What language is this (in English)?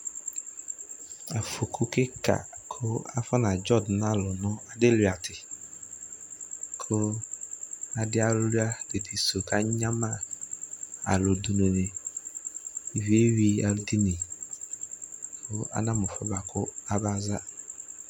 Ikposo